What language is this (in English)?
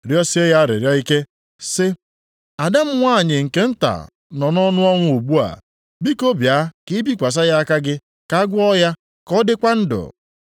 Igbo